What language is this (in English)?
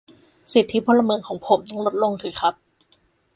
Thai